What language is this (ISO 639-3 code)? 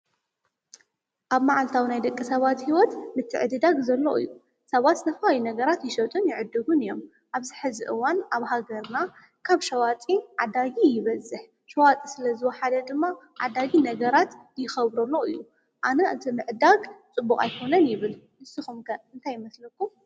tir